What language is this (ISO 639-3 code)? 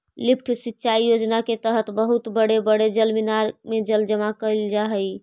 mag